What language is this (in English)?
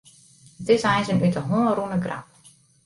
Western Frisian